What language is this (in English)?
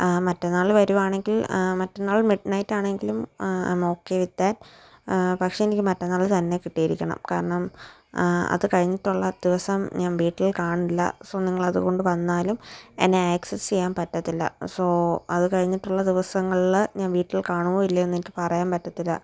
Malayalam